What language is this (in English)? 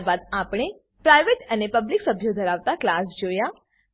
Gujarati